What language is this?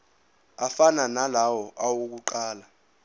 Zulu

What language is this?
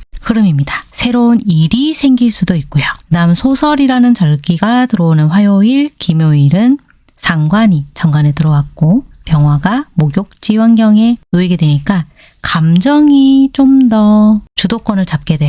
Korean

